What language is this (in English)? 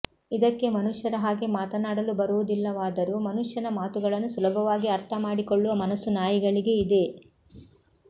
Kannada